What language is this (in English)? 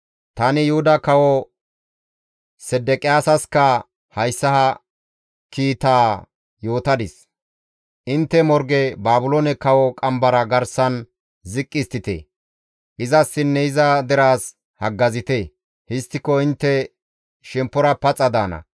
Gamo